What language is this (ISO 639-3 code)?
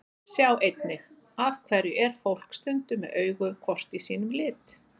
isl